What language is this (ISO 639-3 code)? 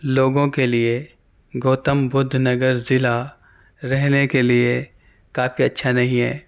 urd